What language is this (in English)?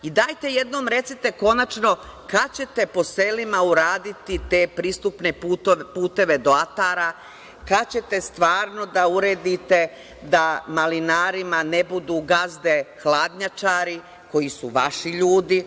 Serbian